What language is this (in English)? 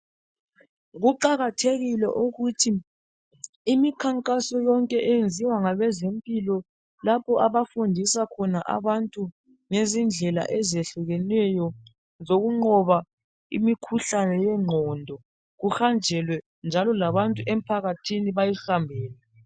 North Ndebele